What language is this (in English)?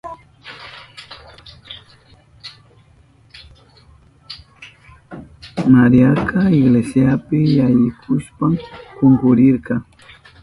Southern Pastaza Quechua